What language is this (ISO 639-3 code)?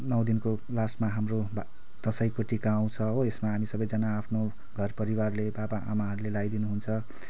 nep